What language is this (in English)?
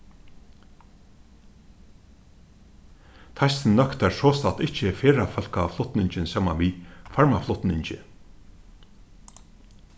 Faroese